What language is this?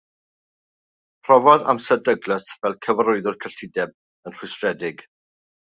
Welsh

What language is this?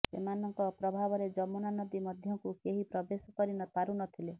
Odia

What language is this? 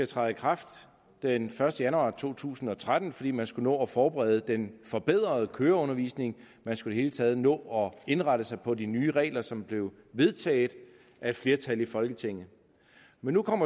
Danish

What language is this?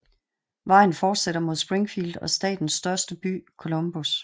Danish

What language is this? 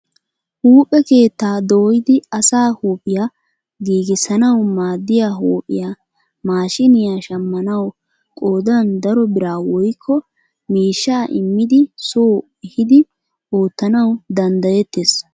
Wolaytta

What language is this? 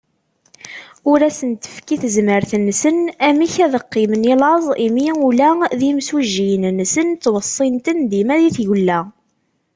Kabyle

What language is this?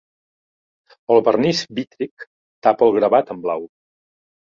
Catalan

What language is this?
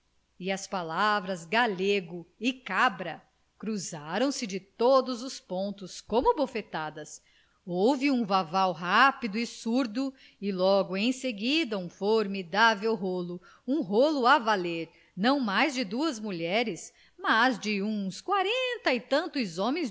Portuguese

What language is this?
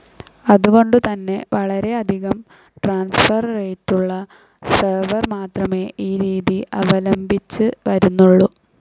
Malayalam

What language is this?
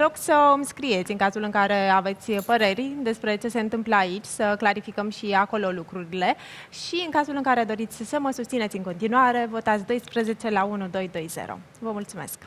Romanian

